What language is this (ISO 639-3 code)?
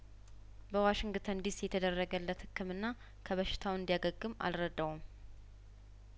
amh